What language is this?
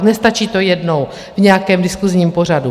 Czech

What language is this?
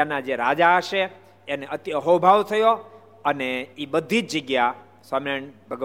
Gujarati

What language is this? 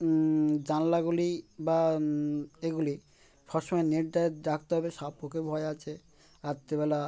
Bangla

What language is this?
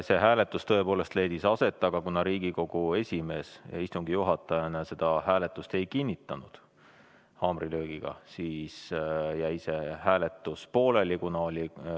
Estonian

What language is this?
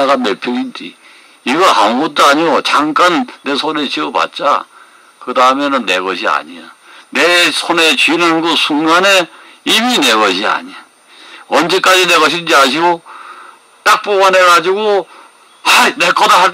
Korean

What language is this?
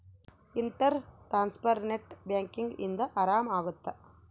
Kannada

